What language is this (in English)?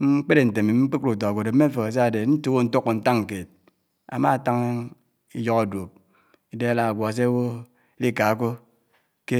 Anaang